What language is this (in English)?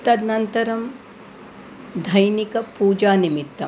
Sanskrit